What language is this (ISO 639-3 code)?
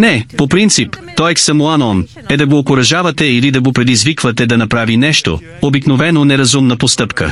bul